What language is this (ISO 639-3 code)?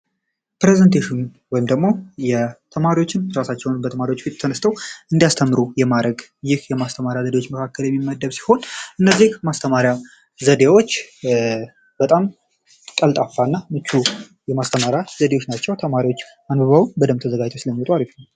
amh